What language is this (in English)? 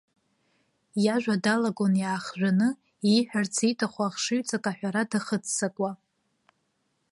Abkhazian